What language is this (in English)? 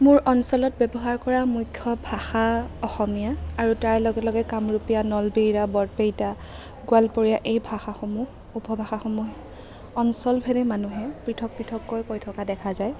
Assamese